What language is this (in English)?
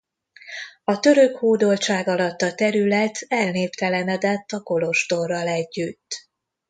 Hungarian